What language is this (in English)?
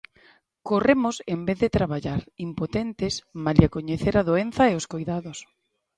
Galician